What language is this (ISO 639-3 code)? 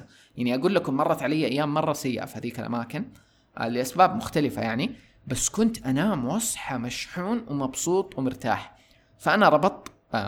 ara